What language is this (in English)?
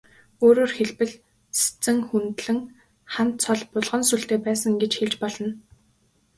Mongolian